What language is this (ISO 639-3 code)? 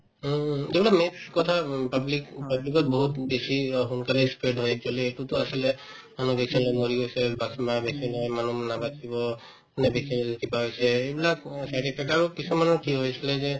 asm